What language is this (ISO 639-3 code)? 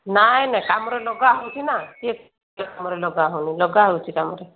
ori